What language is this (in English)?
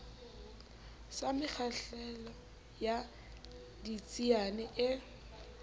Southern Sotho